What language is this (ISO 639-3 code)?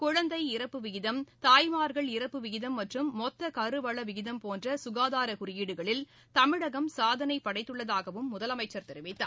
tam